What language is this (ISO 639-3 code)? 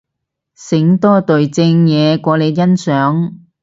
yue